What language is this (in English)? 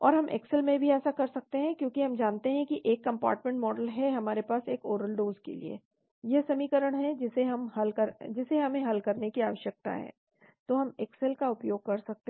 Hindi